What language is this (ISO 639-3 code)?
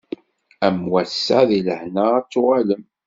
kab